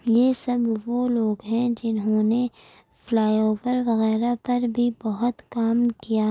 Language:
Urdu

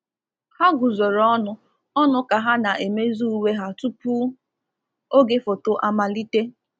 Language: Igbo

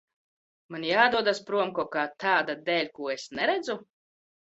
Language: Latvian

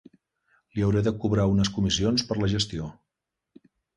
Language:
Catalan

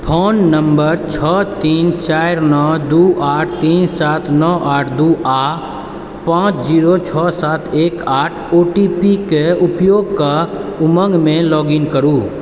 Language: Maithili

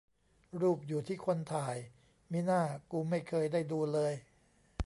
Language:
Thai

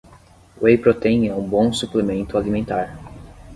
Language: Portuguese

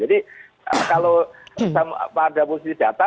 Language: Indonesian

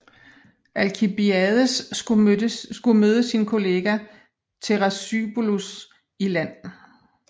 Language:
Danish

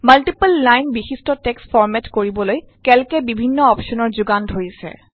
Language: Assamese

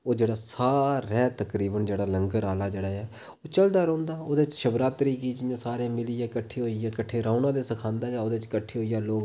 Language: Dogri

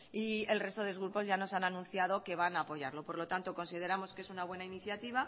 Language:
Spanish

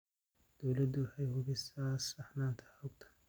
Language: Somali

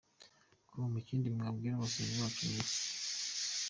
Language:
Kinyarwanda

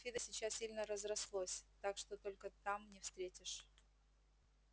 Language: Russian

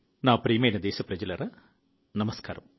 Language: Telugu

